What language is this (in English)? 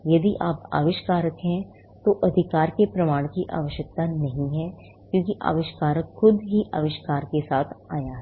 Hindi